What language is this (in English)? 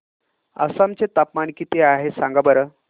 Marathi